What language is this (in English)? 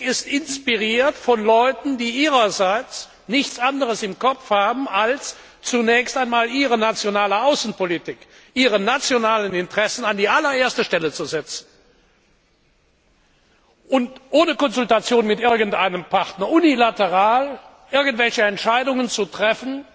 German